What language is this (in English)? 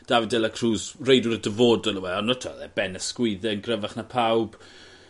Welsh